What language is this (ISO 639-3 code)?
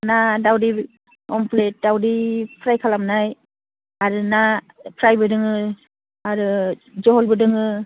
brx